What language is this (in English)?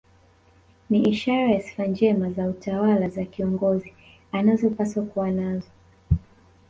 Swahili